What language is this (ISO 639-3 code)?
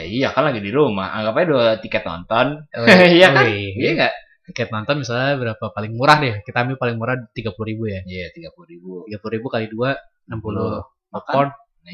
ind